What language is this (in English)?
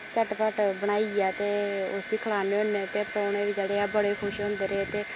Dogri